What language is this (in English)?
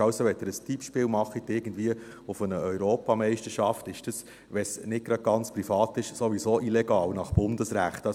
Swiss German